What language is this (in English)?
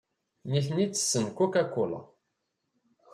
Kabyle